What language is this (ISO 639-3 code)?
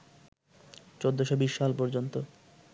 ben